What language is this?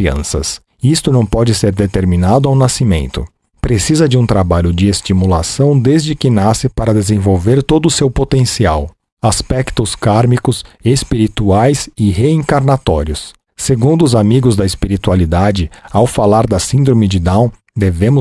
Portuguese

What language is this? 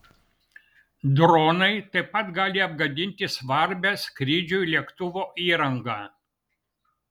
Lithuanian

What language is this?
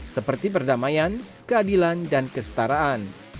Indonesian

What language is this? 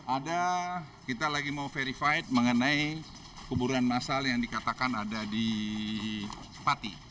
Indonesian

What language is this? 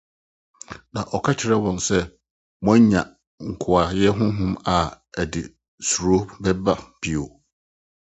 Akan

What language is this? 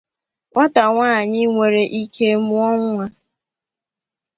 Igbo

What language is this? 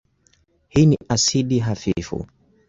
Swahili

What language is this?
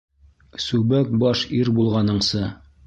Bashkir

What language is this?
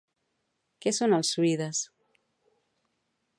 Catalan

